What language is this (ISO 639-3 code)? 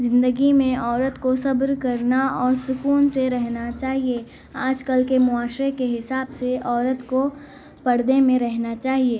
urd